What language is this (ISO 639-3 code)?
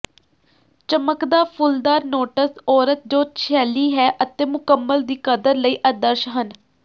pan